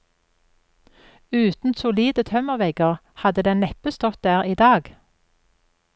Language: Norwegian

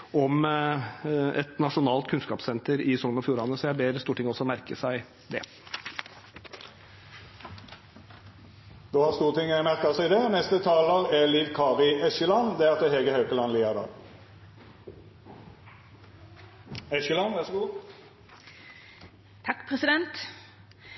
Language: Norwegian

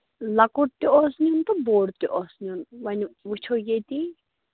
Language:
Kashmiri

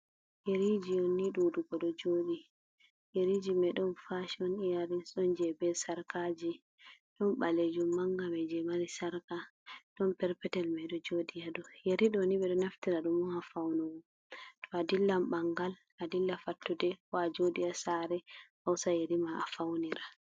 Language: Fula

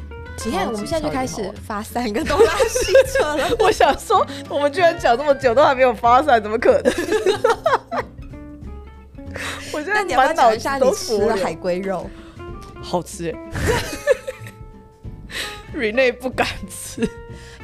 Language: Chinese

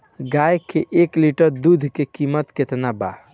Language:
Bhojpuri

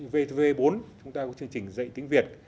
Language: Vietnamese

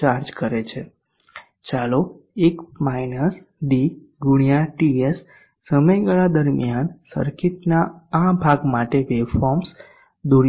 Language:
Gujarati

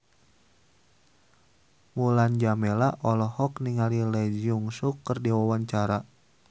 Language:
Sundanese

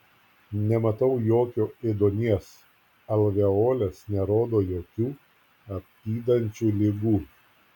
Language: Lithuanian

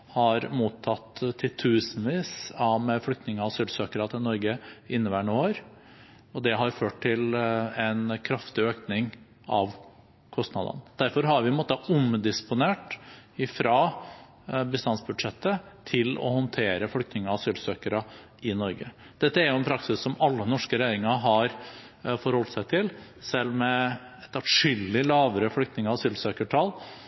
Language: Norwegian Bokmål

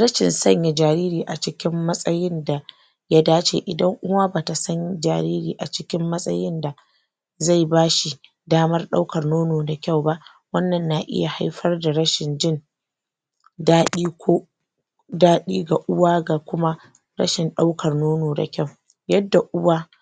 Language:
Hausa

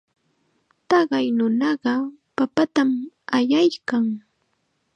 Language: Chiquián Ancash Quechua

